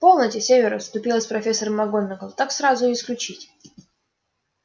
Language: Russian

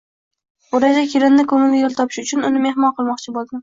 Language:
Uzbek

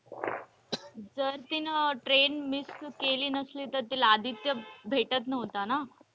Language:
Marathi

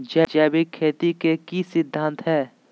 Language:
Magahi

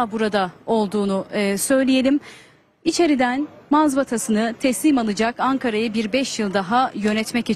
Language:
Turkish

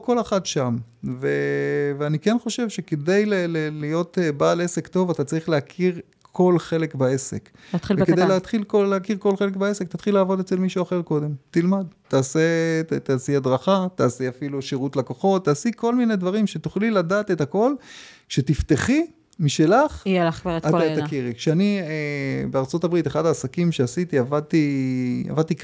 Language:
Hebrew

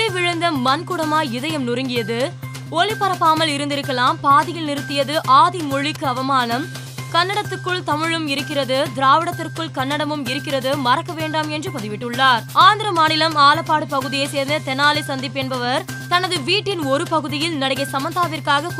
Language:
Tamil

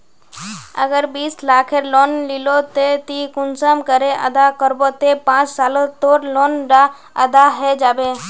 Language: Magahi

